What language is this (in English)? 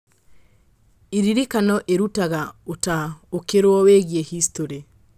Kikuyu